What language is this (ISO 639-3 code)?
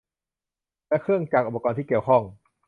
tha